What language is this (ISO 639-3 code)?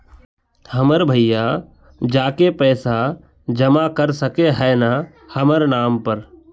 mag